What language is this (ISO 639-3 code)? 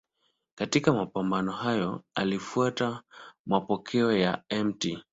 swa